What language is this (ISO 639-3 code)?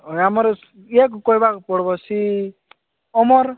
ori